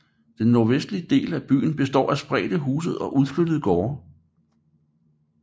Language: Danish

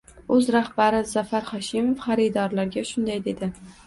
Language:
Uzbek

